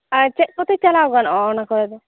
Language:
Santali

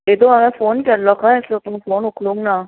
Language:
Konkani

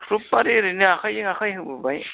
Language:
Bodo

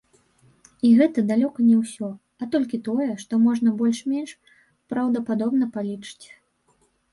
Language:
Belarusian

